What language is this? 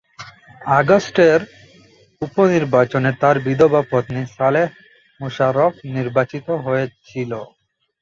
Bangla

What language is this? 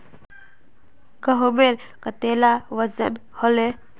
Magahi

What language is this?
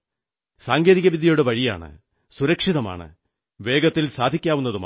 Malayalam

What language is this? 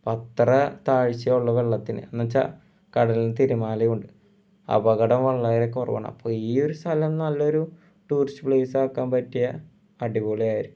Malayalam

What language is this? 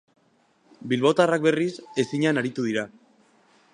Basque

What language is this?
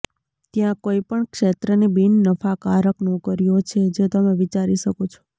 Gujarati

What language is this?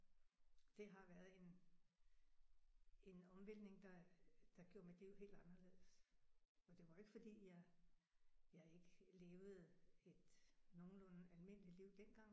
Danish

